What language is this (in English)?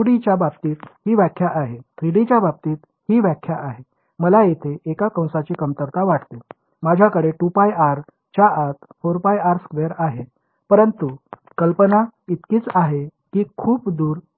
Marathi